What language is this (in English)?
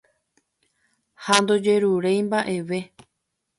Guarani